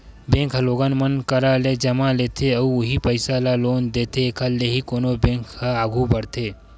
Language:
Chhattisgarhi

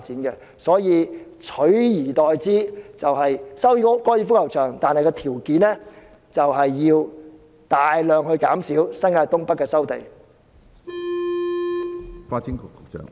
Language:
Cantonese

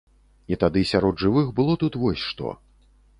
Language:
Belarusian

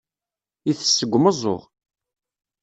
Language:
Kabyle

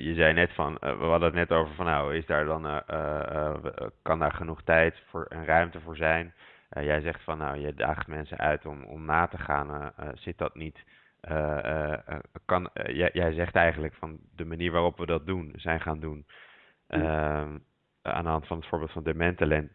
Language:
Dutch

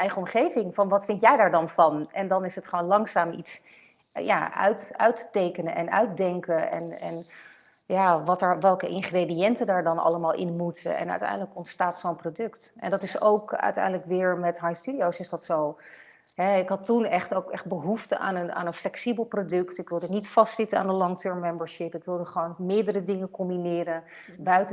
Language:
Dutch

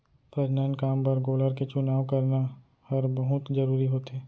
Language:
Chhattisgarhi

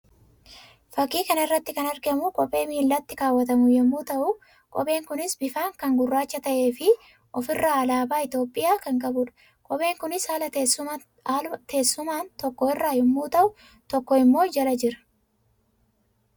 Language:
Oromo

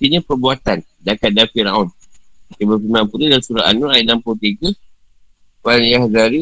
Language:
Malay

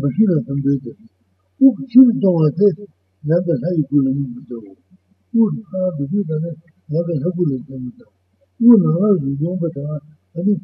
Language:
Italian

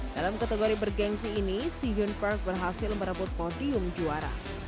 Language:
Indonesian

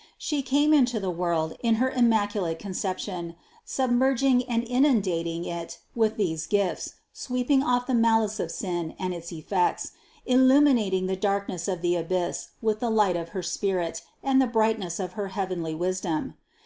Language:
English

